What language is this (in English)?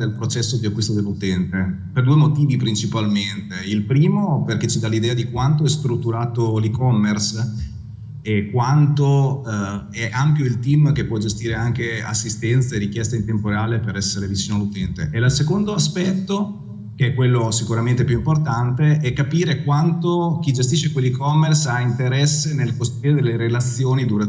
Italian